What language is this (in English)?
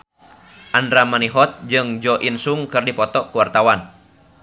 Sundanese